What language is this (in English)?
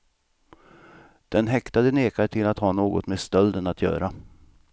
Swedish